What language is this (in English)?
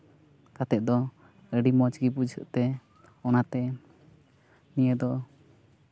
Santali